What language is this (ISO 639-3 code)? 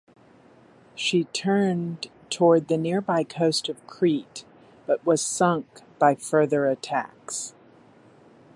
eng